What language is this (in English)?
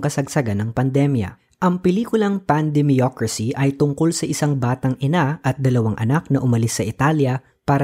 Filipino